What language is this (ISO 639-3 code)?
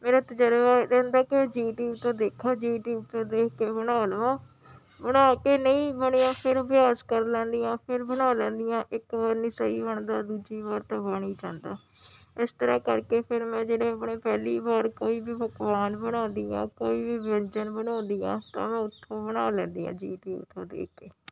pan